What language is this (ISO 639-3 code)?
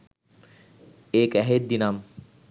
sin